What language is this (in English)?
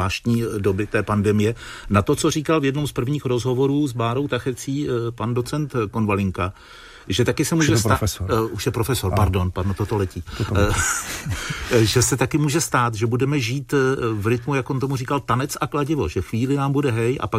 Czech